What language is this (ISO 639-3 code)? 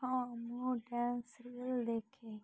ori